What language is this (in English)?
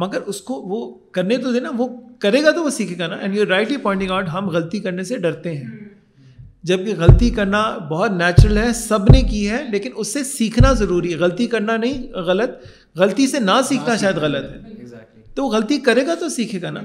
Urdu